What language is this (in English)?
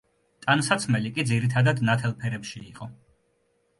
Georgian